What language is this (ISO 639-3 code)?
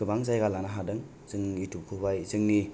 brx